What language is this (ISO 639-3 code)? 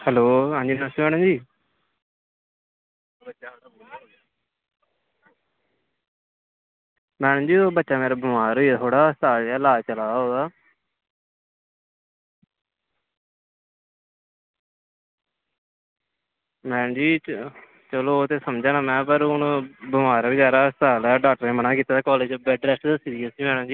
doi